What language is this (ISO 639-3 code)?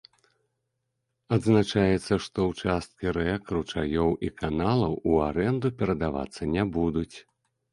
bel